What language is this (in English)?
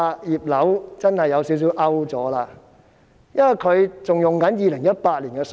Cantonese